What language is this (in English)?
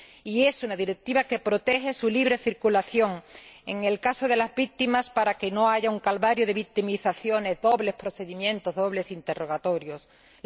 Spanish